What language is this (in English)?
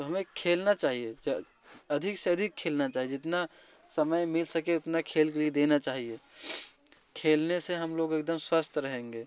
Hindi